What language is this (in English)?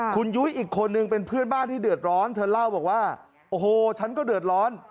Thai